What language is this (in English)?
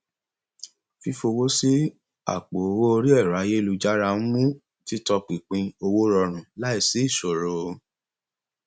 Yoruba